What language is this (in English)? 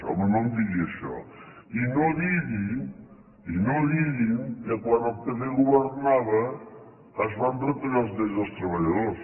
Catalan